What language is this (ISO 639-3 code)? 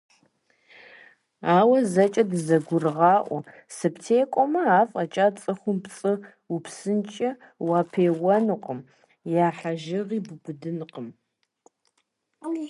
kbd